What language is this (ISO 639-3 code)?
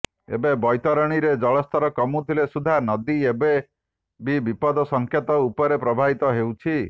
ori